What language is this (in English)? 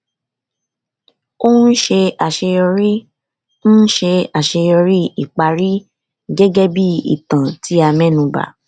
Yoruba